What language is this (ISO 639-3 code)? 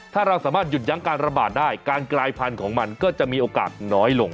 tha